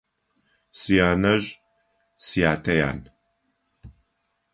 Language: Adyghe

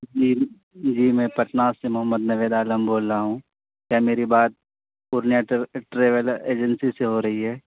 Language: Urdu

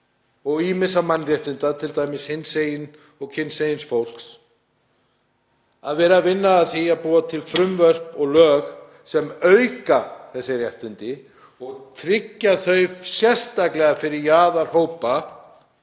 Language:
Icelandic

